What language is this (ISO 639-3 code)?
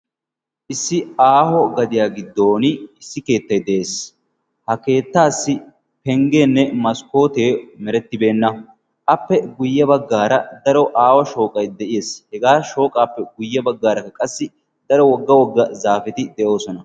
wal